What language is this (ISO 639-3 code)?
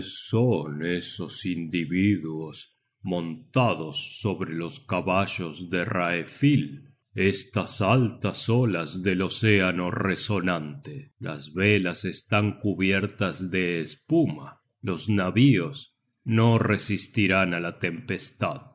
spa